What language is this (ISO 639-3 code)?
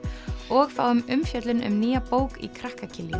isl